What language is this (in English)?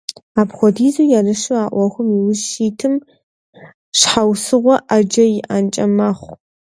Kabardian